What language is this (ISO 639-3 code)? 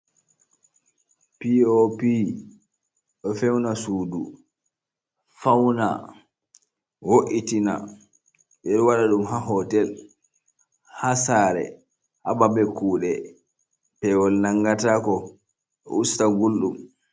ful